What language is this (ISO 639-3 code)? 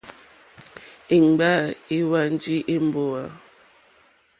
bri